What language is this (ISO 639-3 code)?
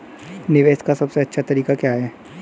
hin